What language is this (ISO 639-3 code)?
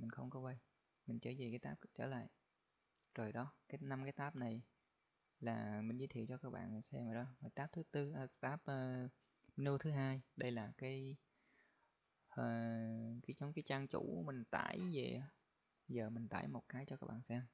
vie